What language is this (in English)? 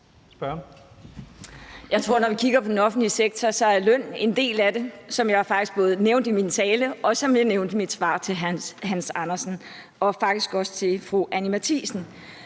Danish